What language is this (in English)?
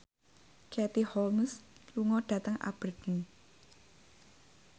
Javanese